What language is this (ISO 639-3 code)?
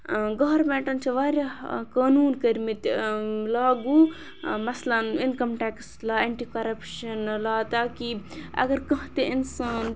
kas